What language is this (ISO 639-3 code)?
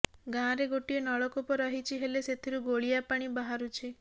ori